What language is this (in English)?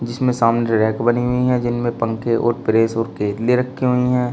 Hindi